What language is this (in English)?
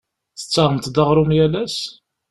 Kabyle